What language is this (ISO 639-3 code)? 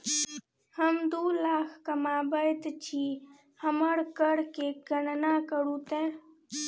mai